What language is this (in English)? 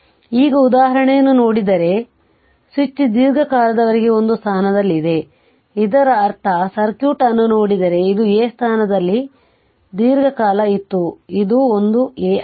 Kannada